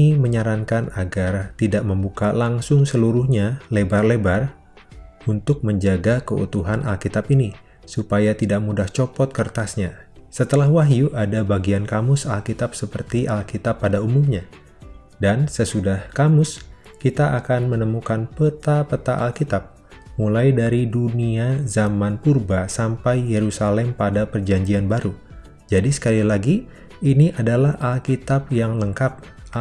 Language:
Indonesian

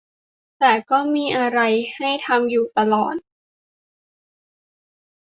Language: Thai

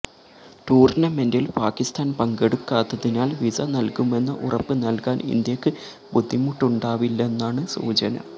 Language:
Malayalam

